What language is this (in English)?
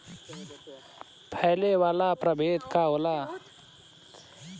Bhojpuri